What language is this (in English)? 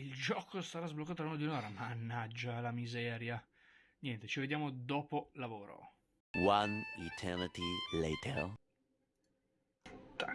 Italian